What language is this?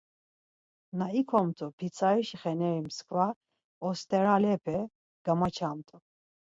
Laz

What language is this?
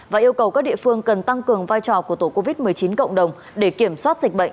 Vietnamese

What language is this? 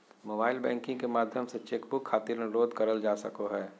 Magahi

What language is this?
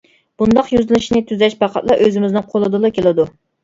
Uyghur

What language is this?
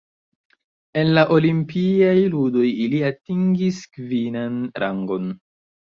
Esperanto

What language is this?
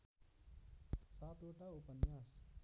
Nepali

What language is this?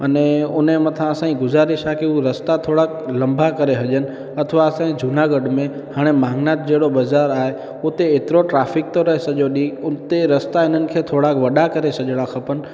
Sindhi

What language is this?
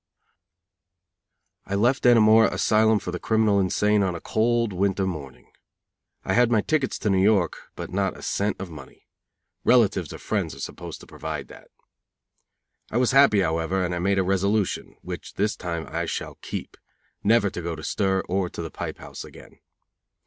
English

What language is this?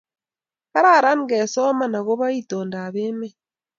Kalenjin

